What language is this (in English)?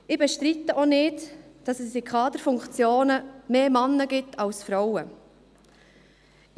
Swiss German